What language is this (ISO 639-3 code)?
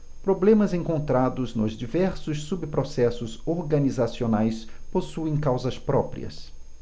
por